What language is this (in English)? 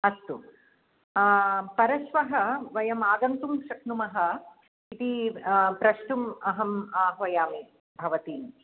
Sanskrit